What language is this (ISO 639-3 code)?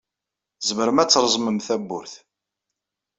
kab